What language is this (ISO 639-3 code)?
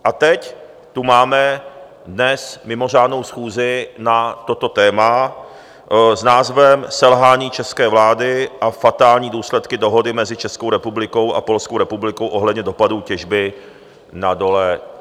ces